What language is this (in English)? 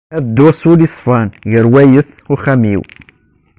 Kabyle